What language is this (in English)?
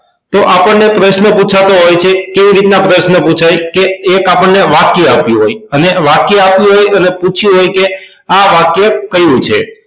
Gujarati